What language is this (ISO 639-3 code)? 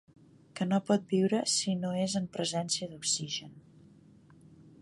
cat